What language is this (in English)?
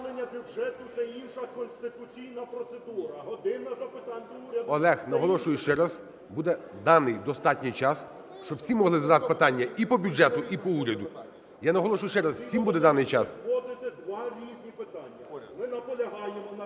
Ukrainian